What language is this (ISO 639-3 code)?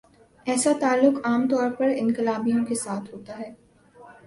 urd